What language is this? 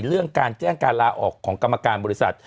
Thai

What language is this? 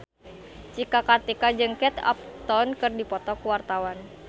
Sundanese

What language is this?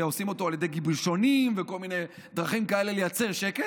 Hebrew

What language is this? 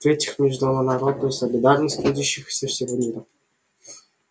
Russian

